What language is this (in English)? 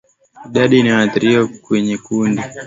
Swahili